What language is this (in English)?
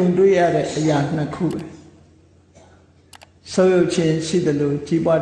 Burmese